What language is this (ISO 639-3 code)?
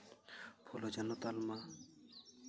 sat